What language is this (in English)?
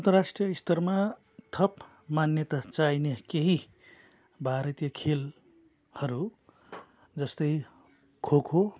Nepali